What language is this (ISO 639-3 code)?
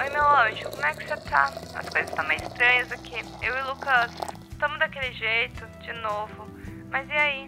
por